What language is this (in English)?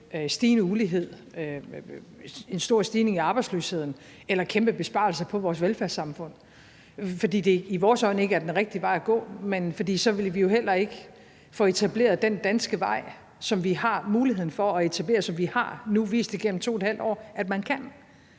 Danish